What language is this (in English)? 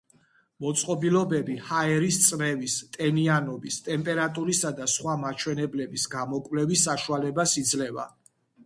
Georgian